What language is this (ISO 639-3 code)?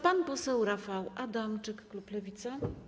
pol